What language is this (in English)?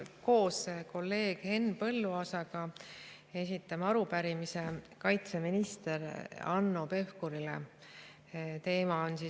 Estonian